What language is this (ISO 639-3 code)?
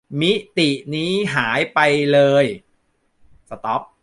tha